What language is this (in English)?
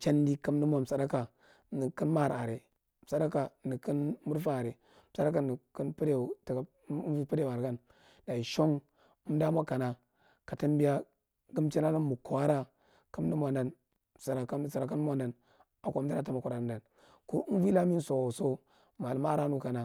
Marghi Central